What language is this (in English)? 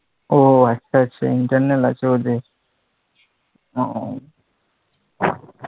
Bangla